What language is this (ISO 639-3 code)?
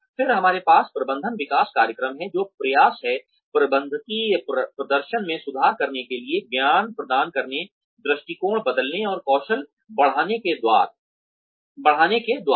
hin